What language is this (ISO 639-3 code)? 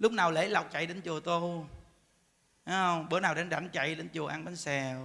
vie